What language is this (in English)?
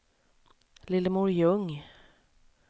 Swedish